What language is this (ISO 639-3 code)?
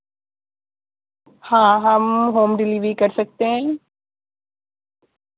urd